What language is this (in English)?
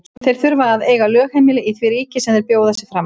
Icelandic